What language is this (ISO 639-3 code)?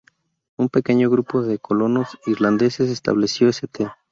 spa